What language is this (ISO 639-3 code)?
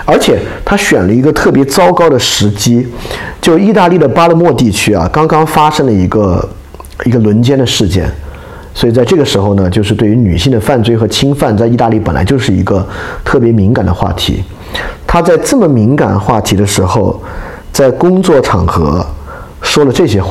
zho